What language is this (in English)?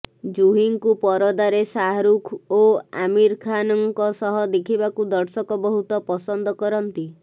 Odia